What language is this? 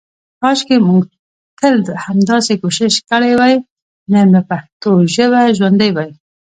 Pashto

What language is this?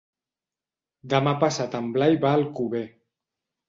Catalan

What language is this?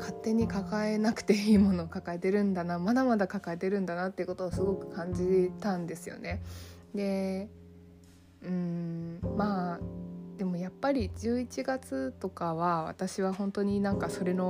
Japanese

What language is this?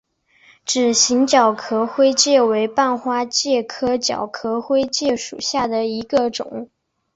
Chinese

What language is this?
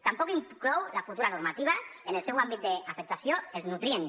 Catalan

